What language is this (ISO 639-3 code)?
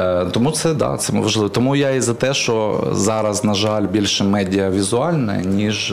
ukr